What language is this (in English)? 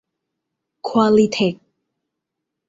Thai